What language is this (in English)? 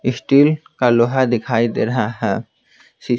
Hindi